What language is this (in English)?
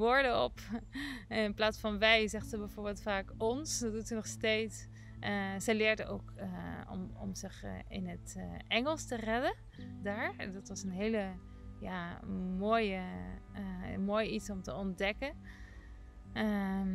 Dutch